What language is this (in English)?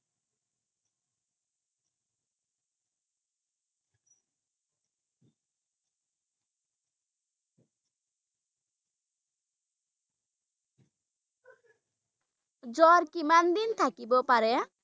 Assamese